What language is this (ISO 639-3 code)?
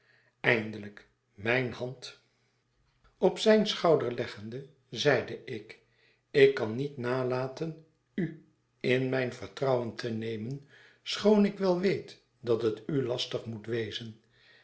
nld